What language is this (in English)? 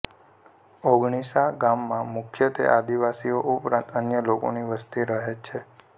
Gujarati